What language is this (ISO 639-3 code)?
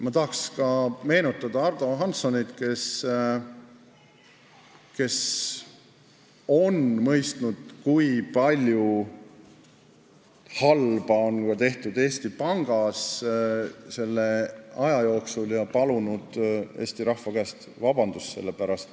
est